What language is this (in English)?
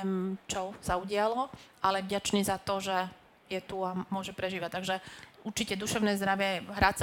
Slovak